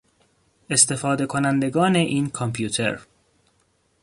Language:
Persian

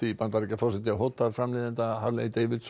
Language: Icelandic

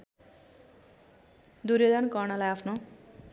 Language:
Nepali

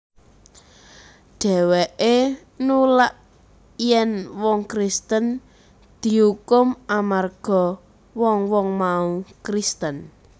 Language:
Javanese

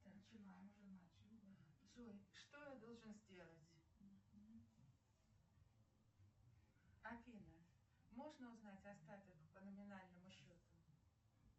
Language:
Russian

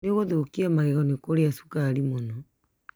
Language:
Kikuyu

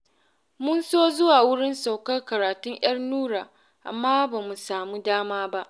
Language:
Hausa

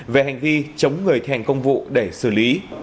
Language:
Vietnamese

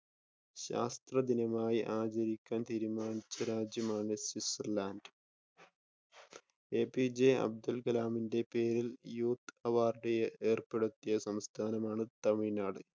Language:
Malayalam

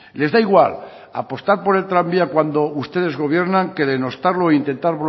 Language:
Spanish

